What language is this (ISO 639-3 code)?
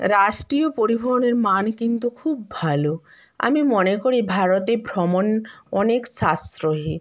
ben